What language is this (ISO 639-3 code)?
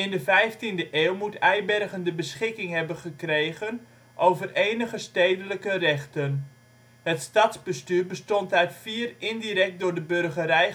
nld